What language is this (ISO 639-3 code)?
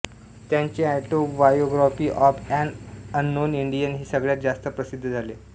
mar